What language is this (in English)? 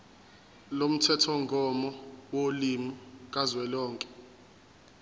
Zulu